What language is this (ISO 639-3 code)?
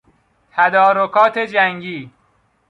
fas